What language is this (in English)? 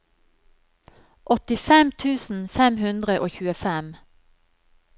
Norwegian